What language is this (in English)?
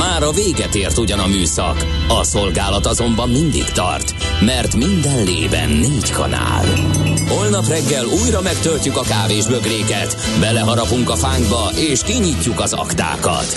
Hungarian